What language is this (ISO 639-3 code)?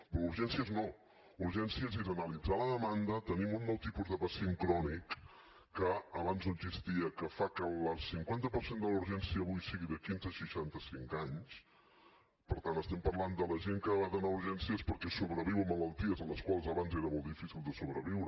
cat